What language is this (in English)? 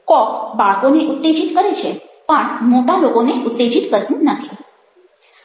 Gujarati